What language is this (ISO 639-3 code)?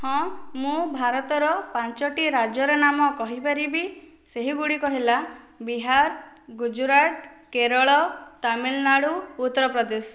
ori